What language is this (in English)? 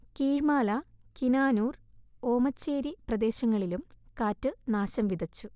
Malayalam